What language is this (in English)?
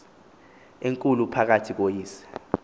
Xhosa